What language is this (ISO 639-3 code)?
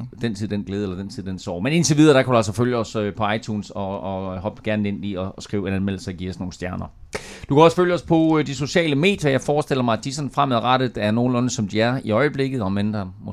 dan